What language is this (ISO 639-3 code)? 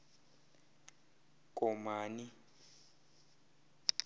xho